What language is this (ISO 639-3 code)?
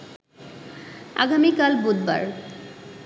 ben